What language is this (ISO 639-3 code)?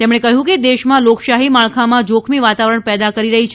guj